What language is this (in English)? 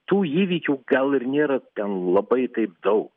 Lithuanian